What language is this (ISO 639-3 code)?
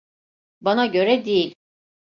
tur